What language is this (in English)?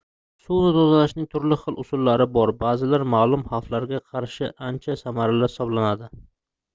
Uzbek